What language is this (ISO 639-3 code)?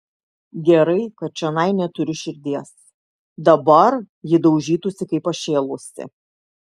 lit